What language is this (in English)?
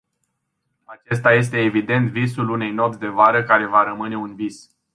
Romanian